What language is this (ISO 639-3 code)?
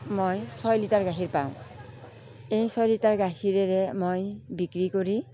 asm